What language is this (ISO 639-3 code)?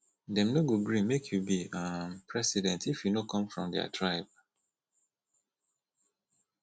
pcm